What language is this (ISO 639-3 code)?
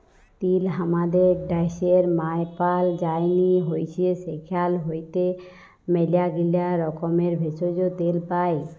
ben